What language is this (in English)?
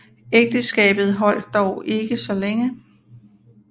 Danish